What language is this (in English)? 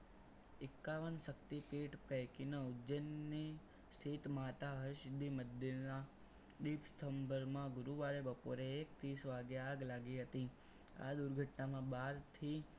Gujarati